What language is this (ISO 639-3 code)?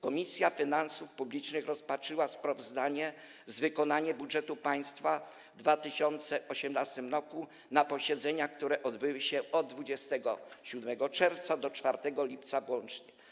pol